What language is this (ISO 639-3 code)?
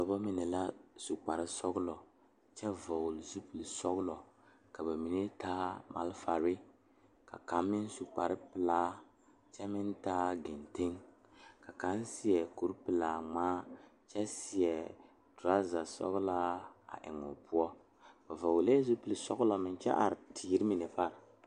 dga